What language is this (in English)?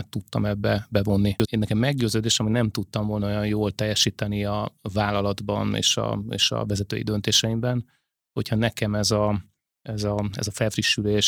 Hungarian